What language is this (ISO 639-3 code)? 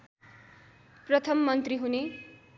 nep